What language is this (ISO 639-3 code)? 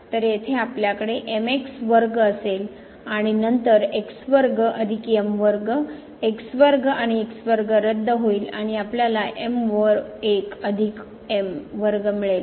mar